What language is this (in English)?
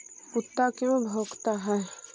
Magahi